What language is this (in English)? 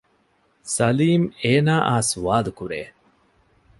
Divehi